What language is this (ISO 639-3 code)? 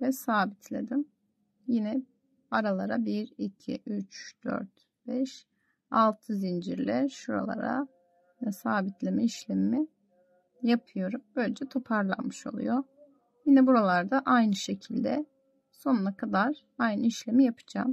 tur